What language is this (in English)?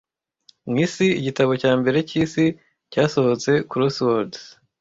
Kinyarwanda